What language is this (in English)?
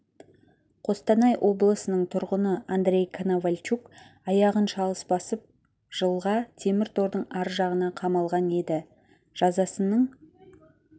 Kazakh